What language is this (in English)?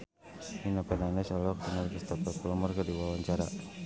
Sundanese